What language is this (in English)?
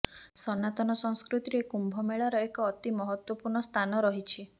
Odia